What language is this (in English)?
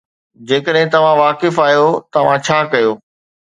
Sindhi